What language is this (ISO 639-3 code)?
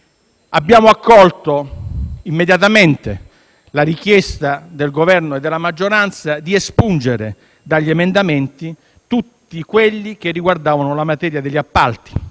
ita